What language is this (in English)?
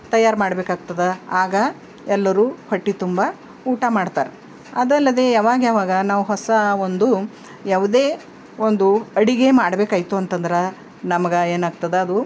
Kannada